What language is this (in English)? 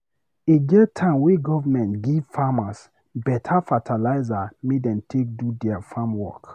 Nigerian Pidgin